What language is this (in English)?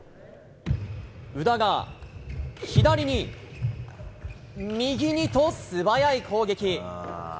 Japanese